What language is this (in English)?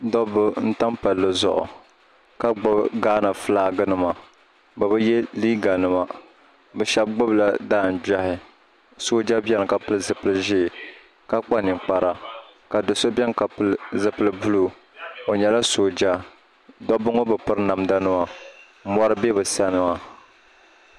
Dagbani